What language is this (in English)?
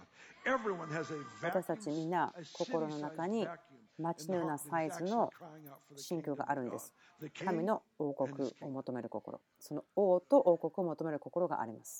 Japanese